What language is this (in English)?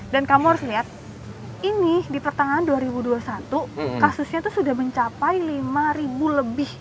Indonesian